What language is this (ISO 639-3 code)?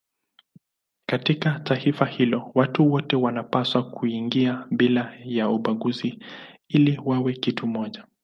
swa